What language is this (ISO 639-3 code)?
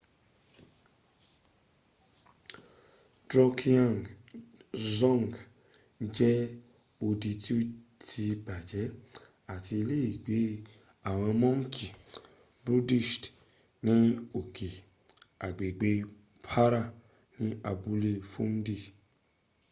yor